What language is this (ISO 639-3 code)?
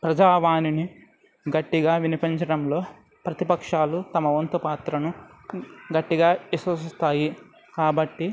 tel